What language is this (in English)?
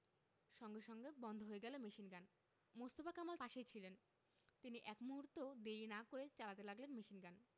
Bangla